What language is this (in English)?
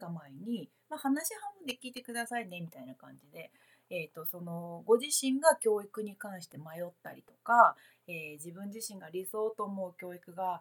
Japanese